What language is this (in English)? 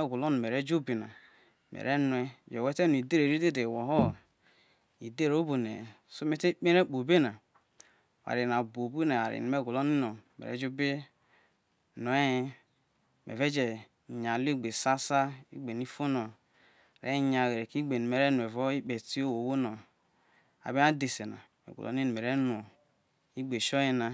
Isoko